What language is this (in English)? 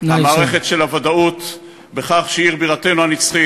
Hebrew